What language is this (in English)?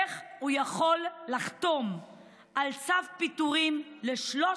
Hebrew